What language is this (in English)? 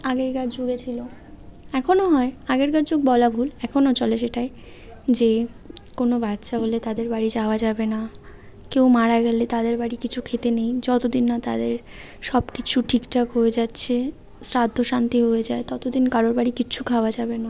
Bangla